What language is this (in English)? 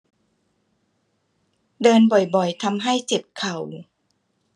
Thai